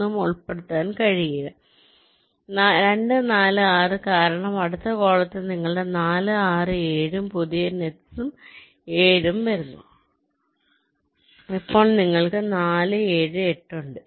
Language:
Malayalam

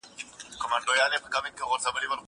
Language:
Pashto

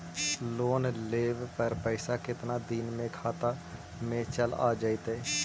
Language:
Magahi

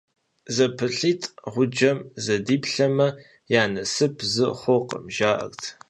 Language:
Kabardian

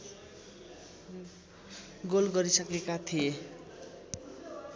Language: Nepali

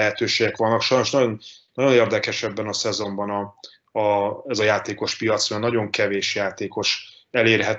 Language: Hungarian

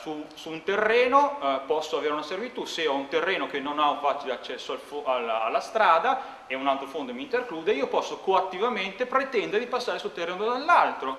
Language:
Italian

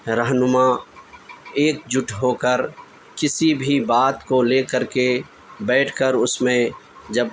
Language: Urdu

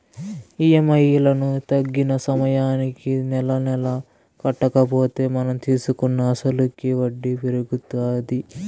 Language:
Telugu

